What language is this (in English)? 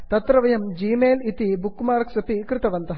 Sanskrit